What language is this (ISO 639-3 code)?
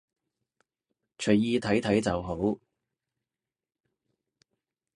yue